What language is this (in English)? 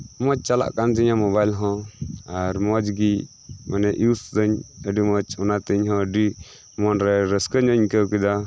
Santali